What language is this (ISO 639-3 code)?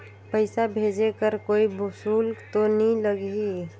hne